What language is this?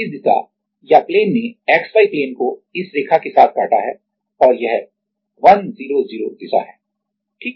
Hindi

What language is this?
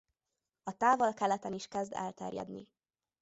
Hungarian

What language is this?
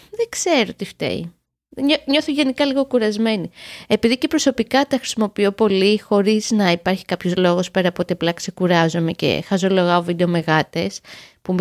Greek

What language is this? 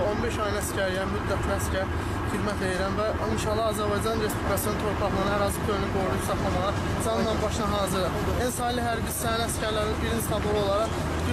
Turkish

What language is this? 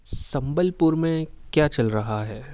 Urdu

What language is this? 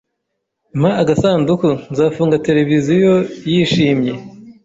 Kinyarwanda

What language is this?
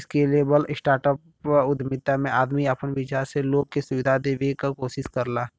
Bhojpuri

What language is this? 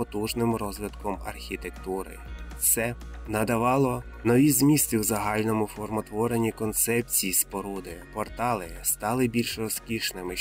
Ukrainian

